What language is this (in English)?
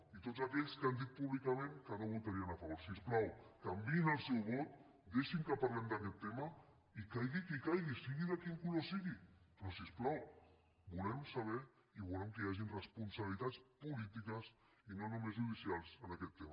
Catalan